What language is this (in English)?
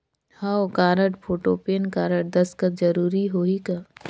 Chhattisgarhi